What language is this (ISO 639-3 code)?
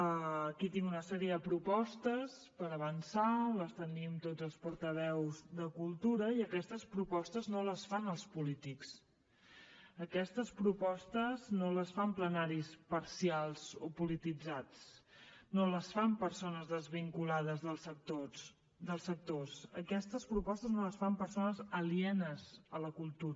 cat